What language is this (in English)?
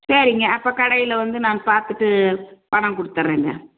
Tamil